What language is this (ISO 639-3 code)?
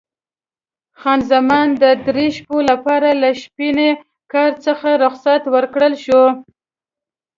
pus